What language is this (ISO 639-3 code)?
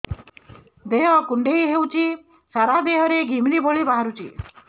ori